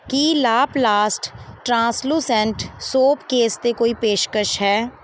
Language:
Punjabi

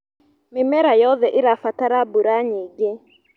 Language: Kikuyu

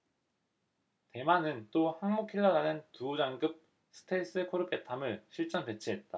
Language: Korean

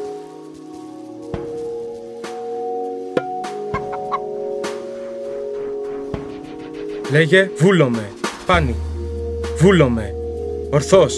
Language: Greek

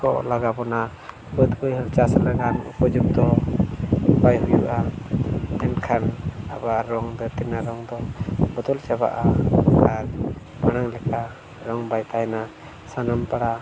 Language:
Santali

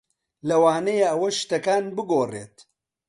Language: Central Kurdish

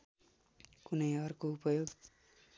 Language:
Nepali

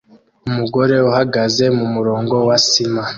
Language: Kinyarwanda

